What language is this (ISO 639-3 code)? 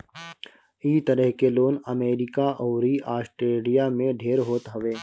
bho